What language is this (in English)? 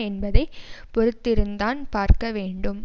Tamil